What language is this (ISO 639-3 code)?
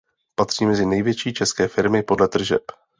ces